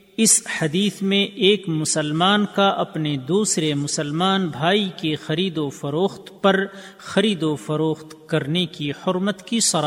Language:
Urdu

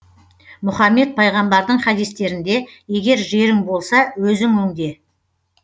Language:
Kazakh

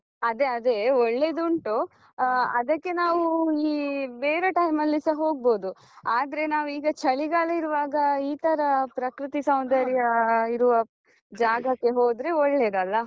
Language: Kannada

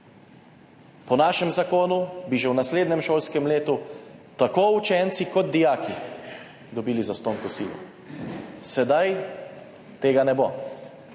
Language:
Slovenian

